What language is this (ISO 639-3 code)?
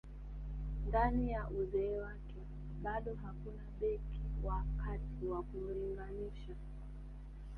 swa